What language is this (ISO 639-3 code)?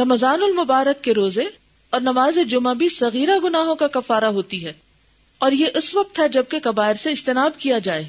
urd